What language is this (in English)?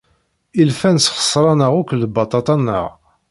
Kabyle